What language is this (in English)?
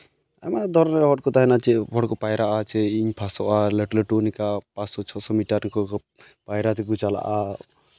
Santali